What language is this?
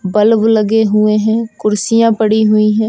Hindi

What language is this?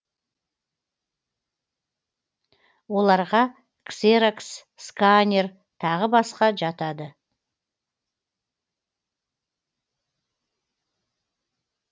Kazakh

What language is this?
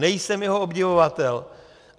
Czech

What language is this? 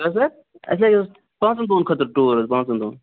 Kashmiri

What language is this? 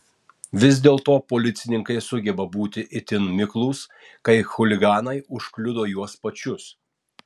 Lithuanian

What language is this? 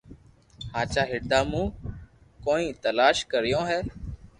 Loarki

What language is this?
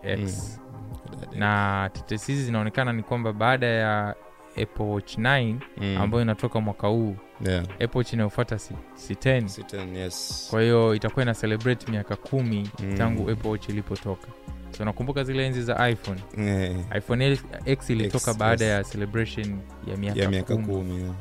Swahili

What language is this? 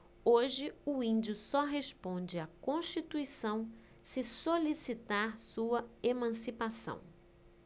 Portuguese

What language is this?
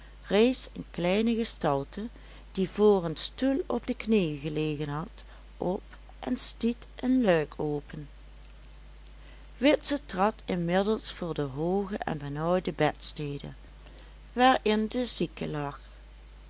Dutch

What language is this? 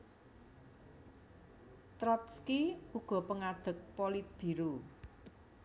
Javanese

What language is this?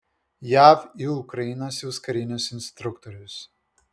Lithuanian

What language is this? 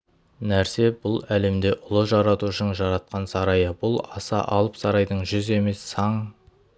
Kazakh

